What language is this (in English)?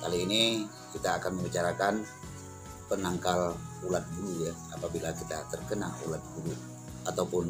Indonesian